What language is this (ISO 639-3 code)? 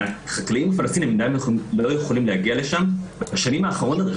heb